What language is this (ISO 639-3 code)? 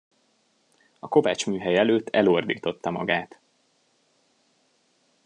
hun